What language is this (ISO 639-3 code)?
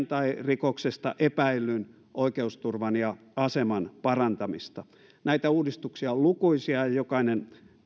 fin